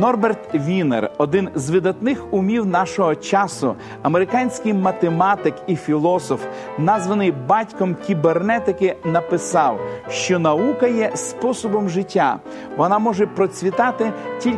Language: Ukrainian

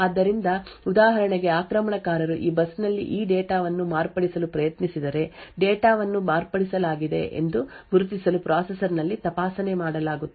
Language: Kannada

